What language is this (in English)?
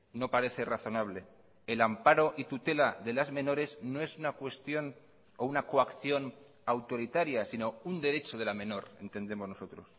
Spanish